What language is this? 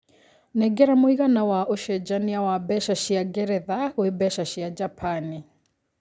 Kikuyu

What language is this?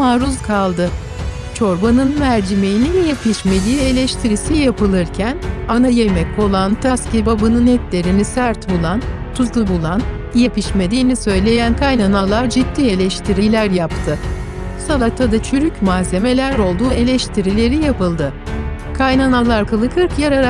Turkish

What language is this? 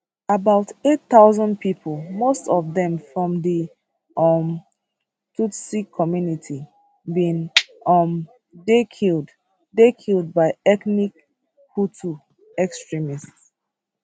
Nigerian Pidgin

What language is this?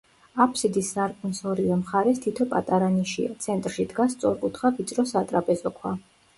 Georgian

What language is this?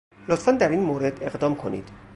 Persian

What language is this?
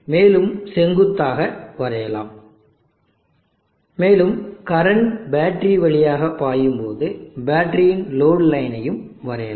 Tamil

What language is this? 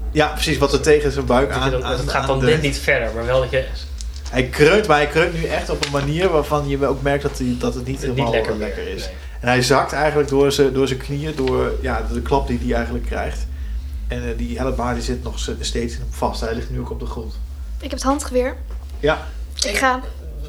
Dutch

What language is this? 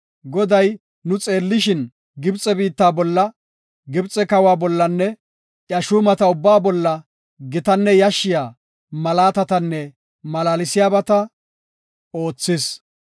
Gofa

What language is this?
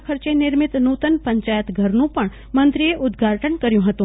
Gujarati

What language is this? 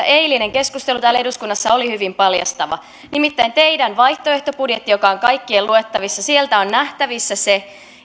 Finnish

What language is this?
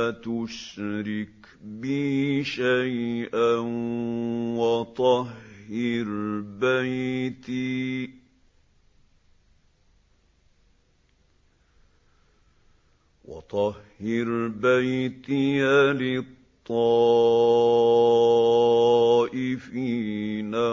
Arabic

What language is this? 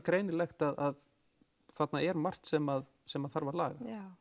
Icelandic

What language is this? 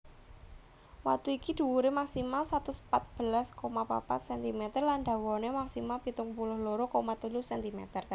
Javanese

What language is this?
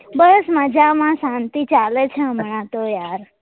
Gujarati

